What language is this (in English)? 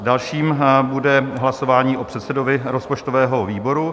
Czech